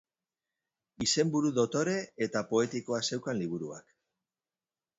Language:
Basque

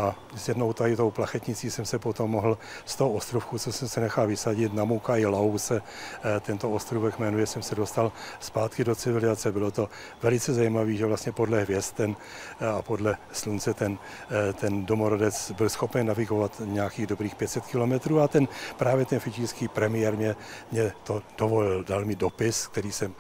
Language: Czech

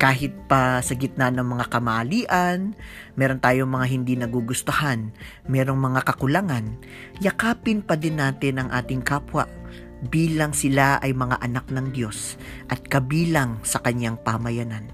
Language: Filipino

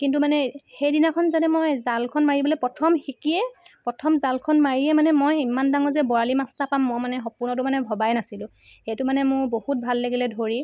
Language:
Assamese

